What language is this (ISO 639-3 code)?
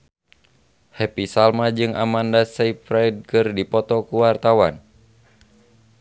sun